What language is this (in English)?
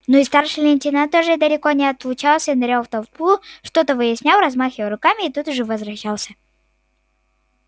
Russian